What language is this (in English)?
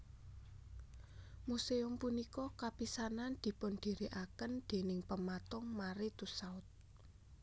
Javanese